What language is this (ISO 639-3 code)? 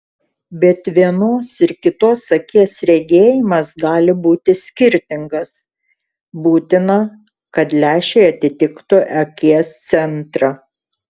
lit